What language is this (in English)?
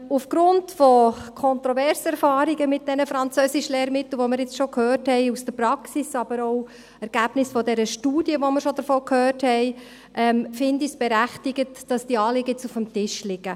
Swiss German